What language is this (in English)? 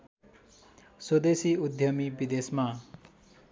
Nepali